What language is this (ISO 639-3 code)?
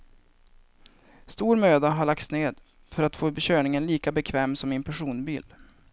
swe